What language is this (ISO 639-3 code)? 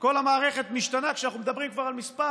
heb